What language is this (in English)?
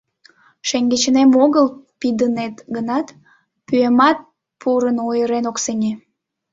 Mari